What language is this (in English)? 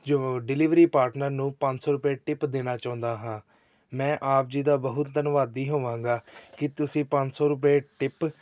Punjabi